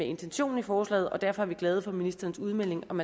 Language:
Danish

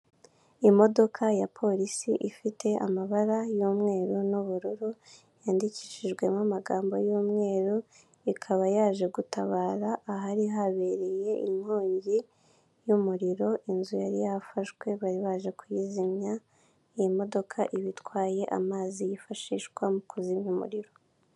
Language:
Kinyarwanda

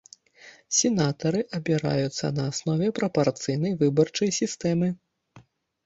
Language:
Belarusian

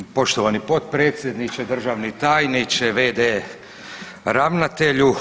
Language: Croatian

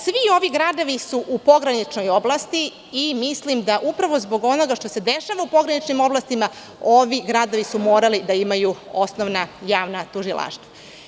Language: Serbian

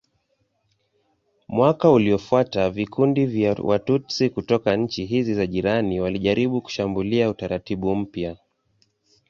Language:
Swahili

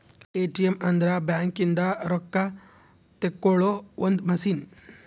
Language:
Kannada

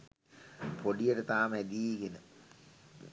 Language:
Sinhala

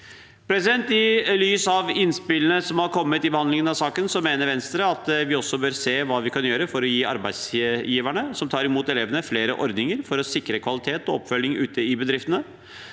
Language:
Norwegian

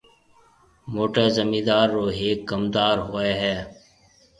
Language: Marwari (Pakistan)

